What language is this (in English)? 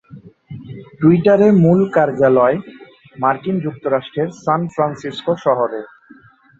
Bangla